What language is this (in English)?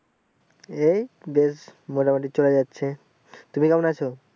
Bangla